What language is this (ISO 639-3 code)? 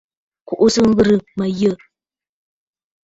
bfd